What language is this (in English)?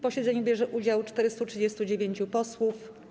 Polish